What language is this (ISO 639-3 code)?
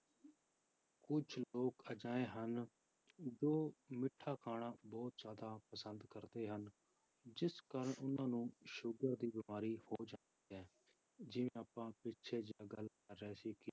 pan